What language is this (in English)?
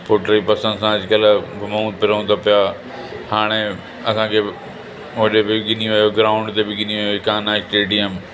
Sindhi